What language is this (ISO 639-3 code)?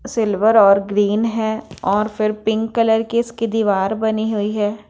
hin